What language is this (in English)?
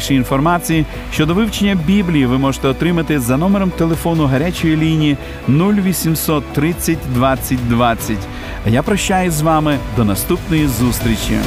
Ukrainian